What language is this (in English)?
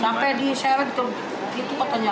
Indonesian